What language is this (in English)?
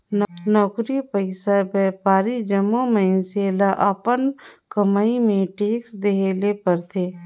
Chhattisgarhi